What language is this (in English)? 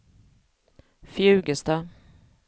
Swedish